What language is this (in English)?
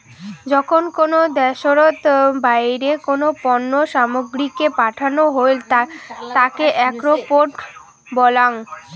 Bangla